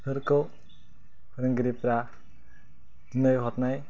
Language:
Bodo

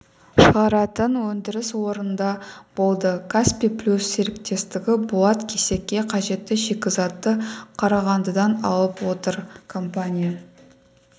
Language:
Kazakh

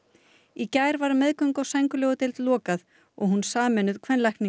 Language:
Icelandic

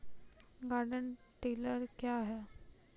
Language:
Maithili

